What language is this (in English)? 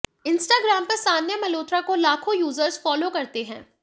Hindi